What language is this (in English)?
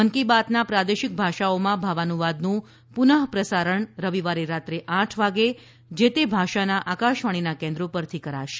Gujarati